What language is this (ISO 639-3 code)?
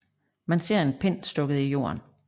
dan